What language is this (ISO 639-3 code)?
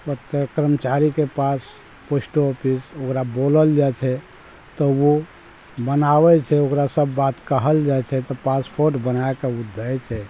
mai